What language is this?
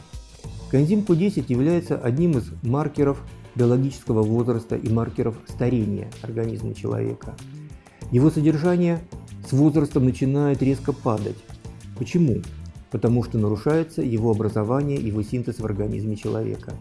Russian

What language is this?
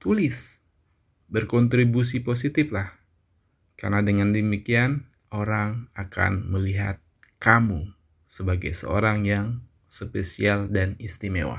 Indonesian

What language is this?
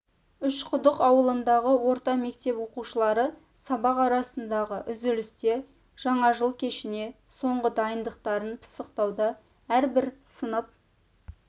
Kazakh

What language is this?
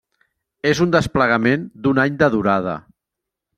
Catalan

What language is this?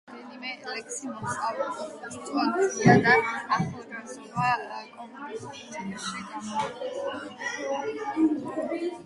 Georgian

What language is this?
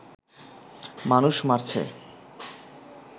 Bangla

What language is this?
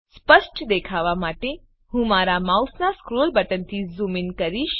Gujarati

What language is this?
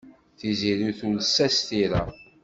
Kabyle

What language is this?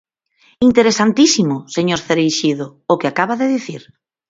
Galician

